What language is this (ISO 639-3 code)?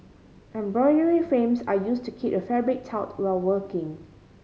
eng